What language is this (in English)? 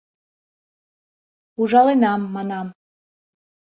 Mari